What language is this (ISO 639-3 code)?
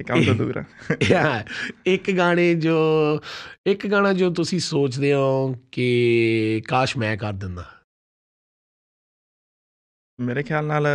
pan